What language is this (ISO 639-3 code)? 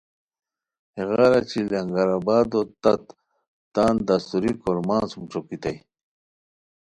khw